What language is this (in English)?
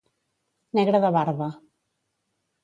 Catalan